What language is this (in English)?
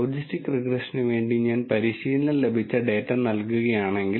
Malayalam